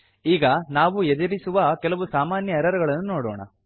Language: Kannada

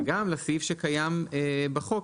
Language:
Hebrew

